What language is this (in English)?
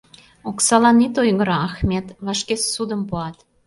Mari